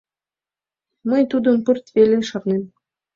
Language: Mari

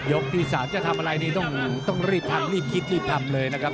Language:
Thai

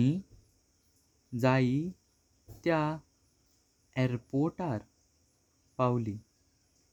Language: Konkani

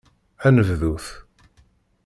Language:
Kabyle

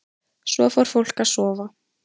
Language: Icelandic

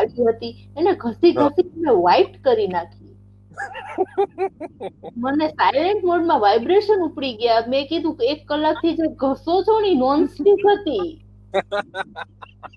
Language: Gujarati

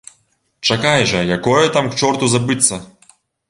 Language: Belarusian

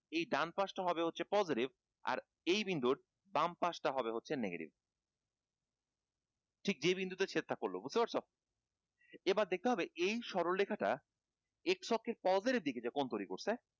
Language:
Bangla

